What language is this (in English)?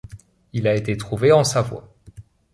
French